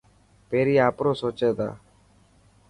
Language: Dhatki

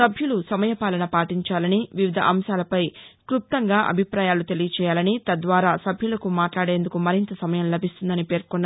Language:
Telugu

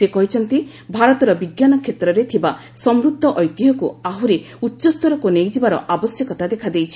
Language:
Odia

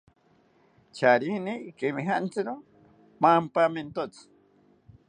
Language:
South Ucayali Ashéninka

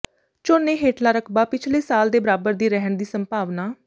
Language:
Punjabi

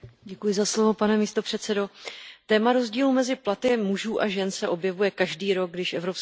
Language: Czech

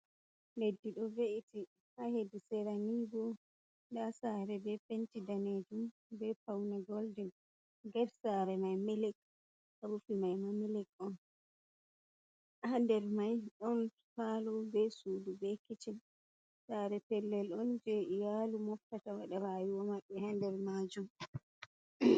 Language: Fula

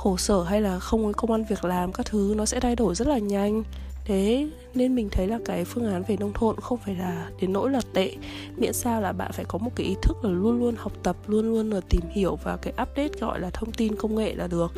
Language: Vietnamese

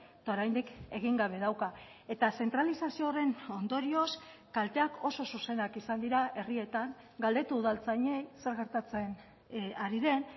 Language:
Basque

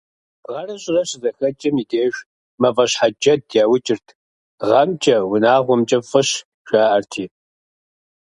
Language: Kabardian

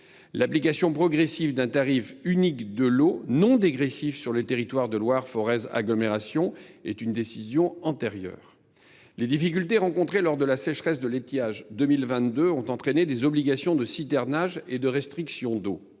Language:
French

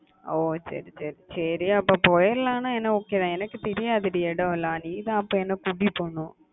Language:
Tamil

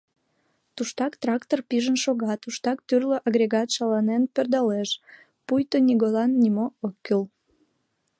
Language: Mari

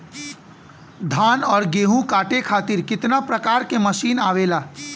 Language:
Bhojpuri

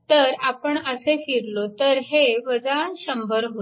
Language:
Marathi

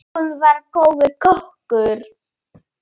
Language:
Icelandic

